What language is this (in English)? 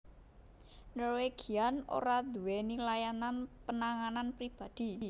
Javanese